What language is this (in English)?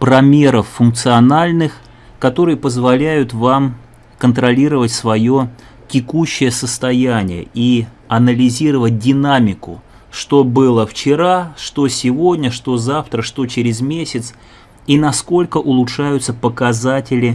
Russian